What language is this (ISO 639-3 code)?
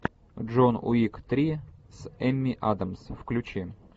rus